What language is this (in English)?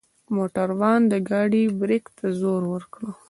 Pashto